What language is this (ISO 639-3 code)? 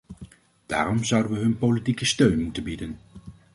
nld